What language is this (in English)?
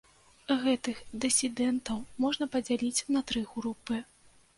Belarusian